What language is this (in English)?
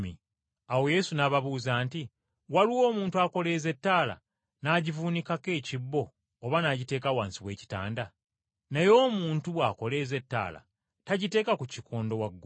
Ganda